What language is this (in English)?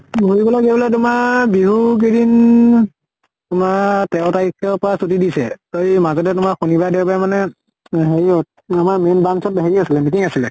Assamese